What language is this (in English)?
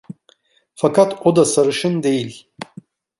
Turkish